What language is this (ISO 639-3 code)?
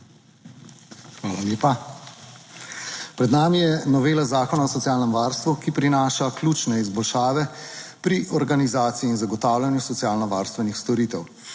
slv